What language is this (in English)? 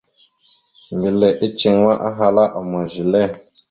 Mada (Cameroon)